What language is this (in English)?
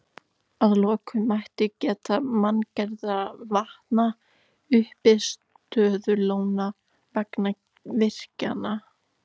Icelandic